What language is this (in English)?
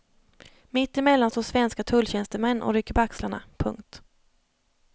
Swedish